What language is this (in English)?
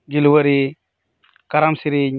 Santali